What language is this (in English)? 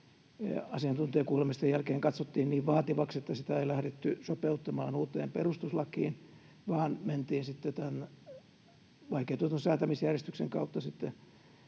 Finnish